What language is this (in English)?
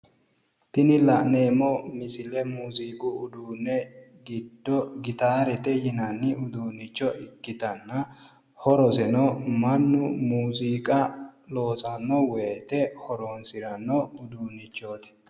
Sidamo